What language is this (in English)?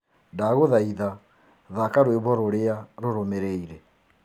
Kikuyu